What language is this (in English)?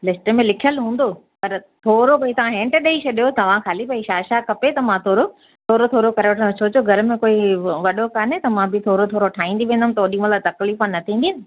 Sindhi